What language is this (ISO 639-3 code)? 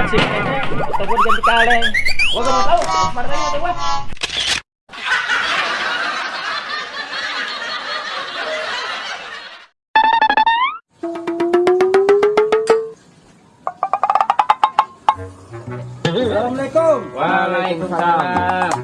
ind